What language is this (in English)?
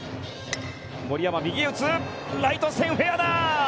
Japanese